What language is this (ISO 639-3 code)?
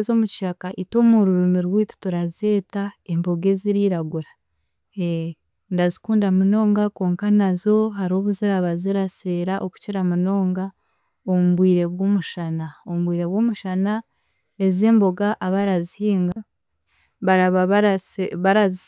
cgg